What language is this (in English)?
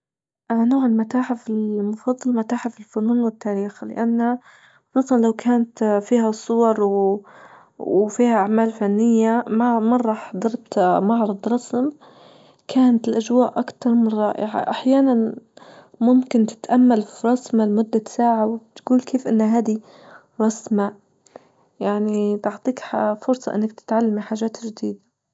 Libyan Arabic